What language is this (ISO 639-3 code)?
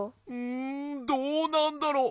jpn